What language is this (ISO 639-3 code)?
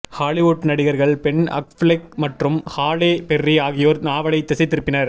tam